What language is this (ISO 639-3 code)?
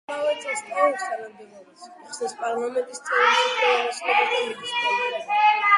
kat